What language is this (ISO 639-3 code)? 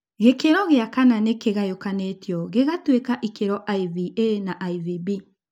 kik